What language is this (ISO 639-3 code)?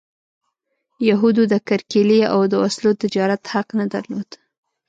pus